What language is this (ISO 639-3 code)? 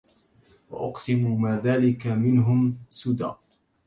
ara